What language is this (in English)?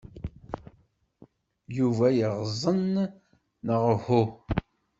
Kabyle